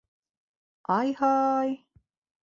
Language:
Bashkir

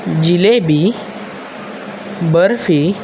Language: Marathi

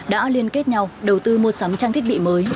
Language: Vietnamese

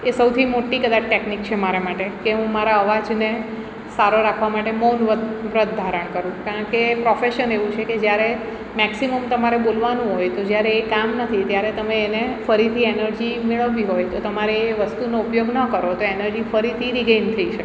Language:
Gujarati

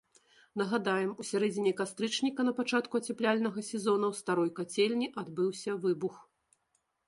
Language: Belarusian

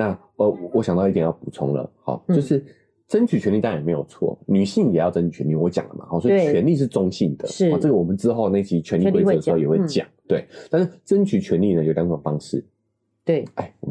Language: Chinese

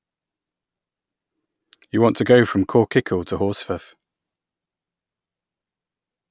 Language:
English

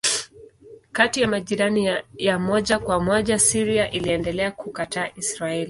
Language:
Swahili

